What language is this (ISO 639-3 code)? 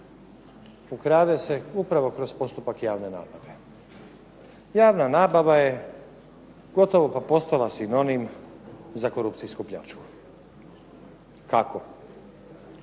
hrv